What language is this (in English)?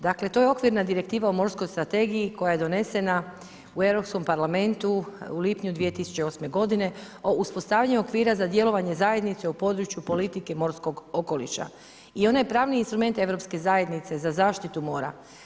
Croatian